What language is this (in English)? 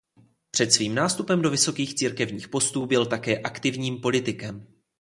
Czech